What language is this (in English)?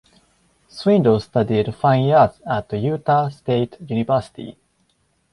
English